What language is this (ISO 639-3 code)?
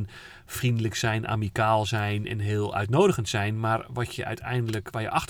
nld